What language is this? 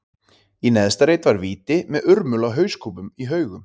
Icelandic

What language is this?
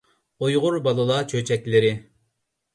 Uyghur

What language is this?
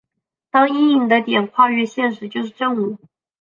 Chinese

